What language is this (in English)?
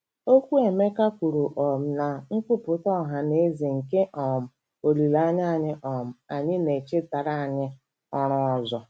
Igbo